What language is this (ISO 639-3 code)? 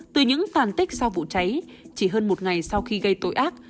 vie